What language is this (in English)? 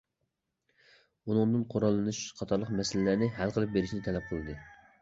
Uyghur